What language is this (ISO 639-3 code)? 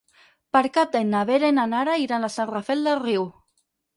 cat